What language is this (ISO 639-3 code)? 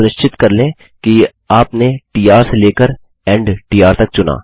hin